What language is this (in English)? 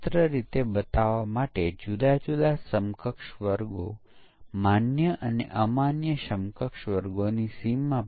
Gujarati